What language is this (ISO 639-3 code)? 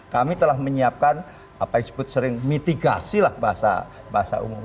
ind